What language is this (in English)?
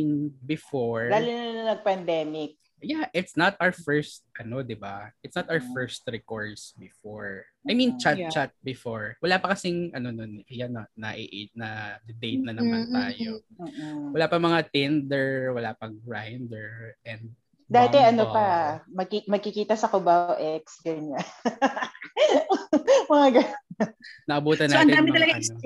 Filipino